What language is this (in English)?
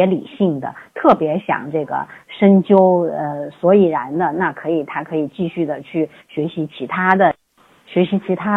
Chinese